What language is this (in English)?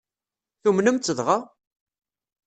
Kabyle